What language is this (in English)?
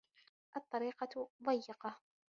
Arabic